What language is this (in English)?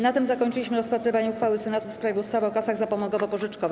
Polish